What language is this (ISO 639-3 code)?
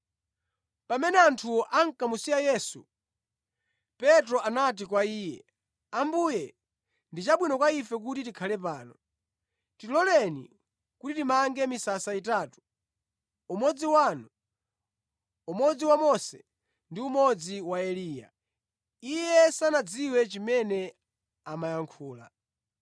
nya